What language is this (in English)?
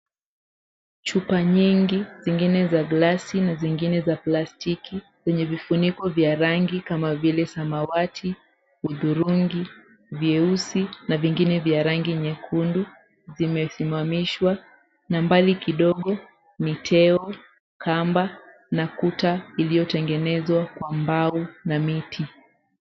Swahili